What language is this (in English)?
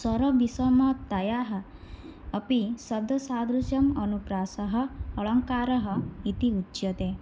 Sanskrit